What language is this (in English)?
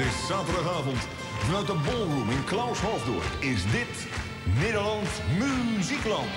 Dutch